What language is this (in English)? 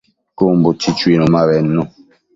Matsés